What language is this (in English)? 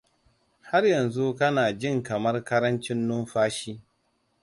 Hausa